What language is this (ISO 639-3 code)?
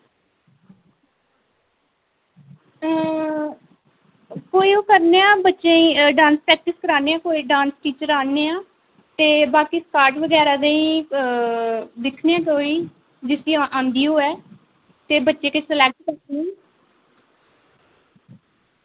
doi